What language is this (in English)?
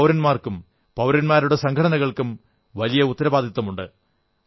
Malayalam